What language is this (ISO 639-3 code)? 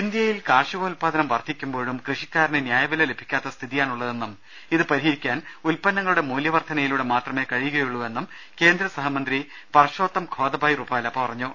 mal